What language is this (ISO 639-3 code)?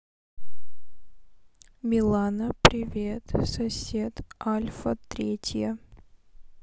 rus